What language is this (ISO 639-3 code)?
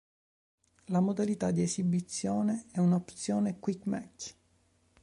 ita